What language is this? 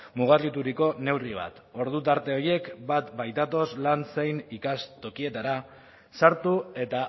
Basque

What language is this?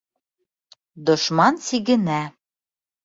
Bashkir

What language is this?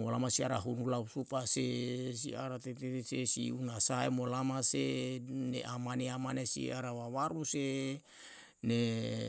Yalahatan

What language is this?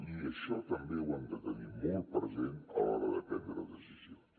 Catalan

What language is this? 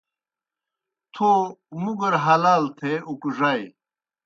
Kohistani Shina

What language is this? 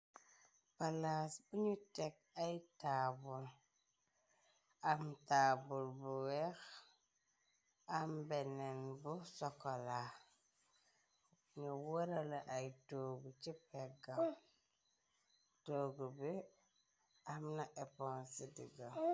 Wolof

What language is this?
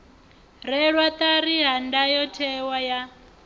Venda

